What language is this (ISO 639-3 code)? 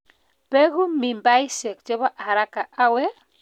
kln